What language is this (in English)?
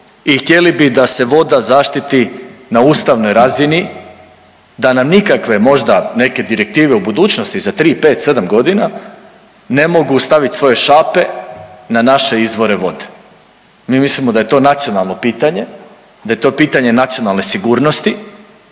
Croatian